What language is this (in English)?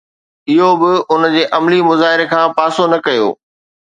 Sindhi